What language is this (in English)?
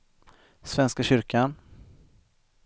Swedish